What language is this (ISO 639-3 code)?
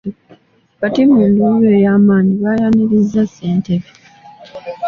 lug